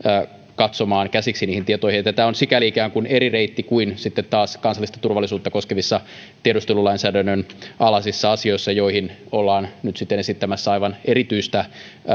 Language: Finnish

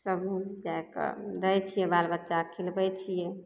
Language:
Maithili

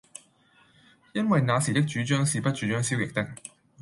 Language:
Cantonese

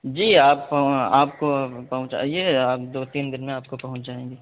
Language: Urdu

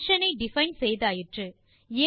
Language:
Tamil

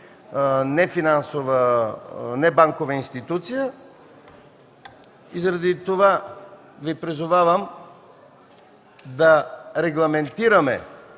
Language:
Bulgarian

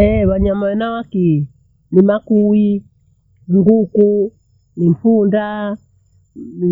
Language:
Bondei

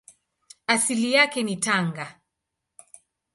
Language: Swahili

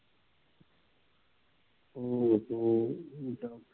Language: Punjabi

